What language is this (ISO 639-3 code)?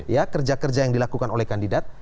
ind